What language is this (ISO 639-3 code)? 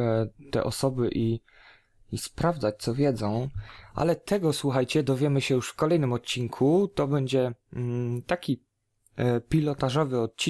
pol